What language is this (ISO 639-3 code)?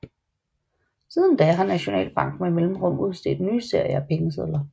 dan